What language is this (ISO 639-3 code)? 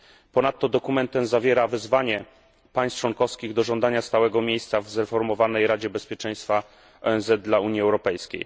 pol